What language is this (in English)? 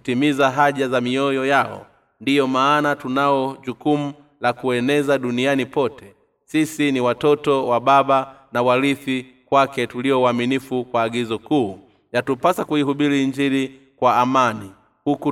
Swahili